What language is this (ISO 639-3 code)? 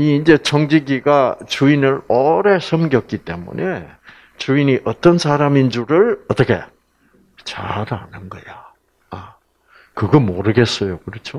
kor